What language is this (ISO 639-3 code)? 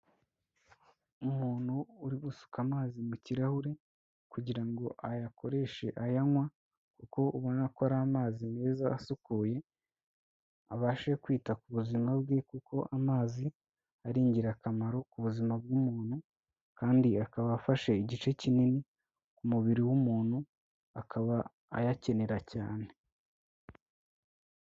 kin